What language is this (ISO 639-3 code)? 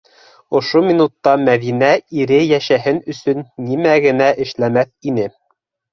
bak